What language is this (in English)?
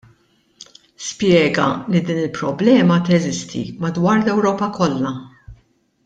Maltese